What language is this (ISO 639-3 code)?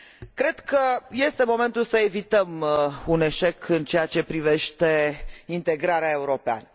ron